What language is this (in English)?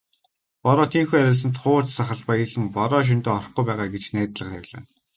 Mongolian